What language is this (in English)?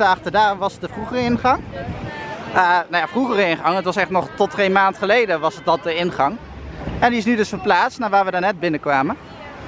Dutch